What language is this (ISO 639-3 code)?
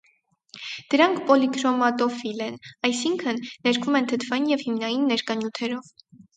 hye